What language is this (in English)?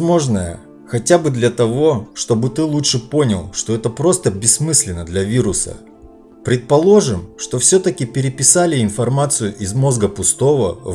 Russian